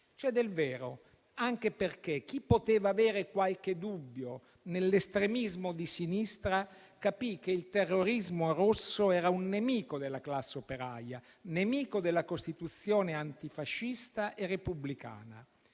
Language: Italian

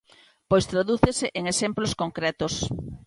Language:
Galician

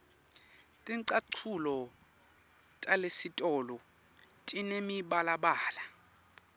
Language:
Swati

